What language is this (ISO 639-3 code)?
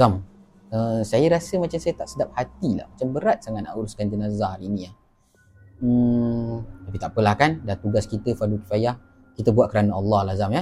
msa